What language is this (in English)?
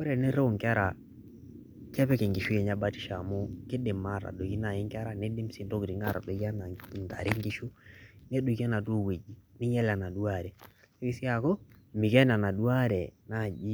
Masai